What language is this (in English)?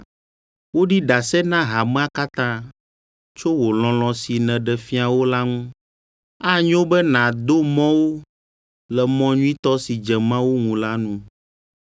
Ewe